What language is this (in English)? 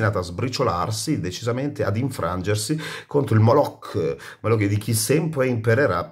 Italian